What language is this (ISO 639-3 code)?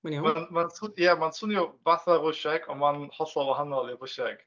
cym